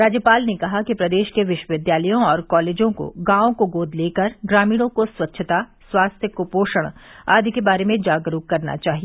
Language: Hindi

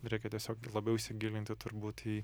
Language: Lithuanian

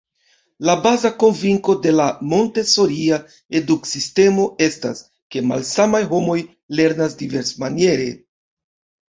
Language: Esperanto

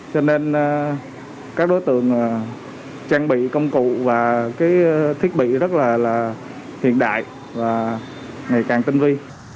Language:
Vietnamese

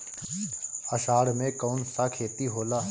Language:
Bhojpuri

